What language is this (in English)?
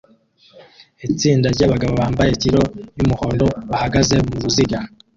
Kinyarwanda